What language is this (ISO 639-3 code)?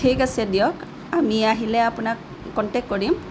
asm